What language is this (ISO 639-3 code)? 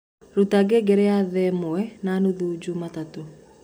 kik